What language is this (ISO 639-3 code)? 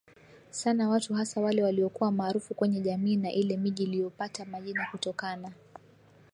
swa